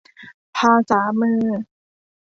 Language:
Thai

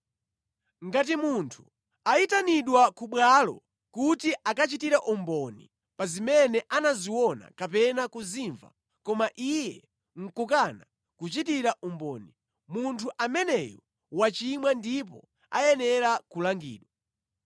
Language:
Nyanja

